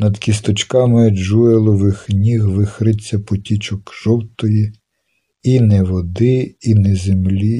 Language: Ukrainian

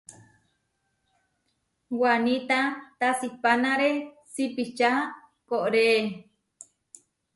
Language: Huarijio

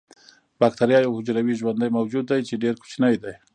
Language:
Pashto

